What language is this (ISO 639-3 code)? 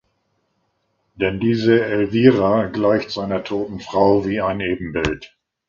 deu